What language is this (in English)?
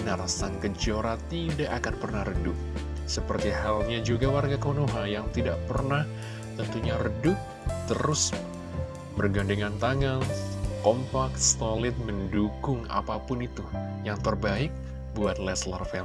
Indonesian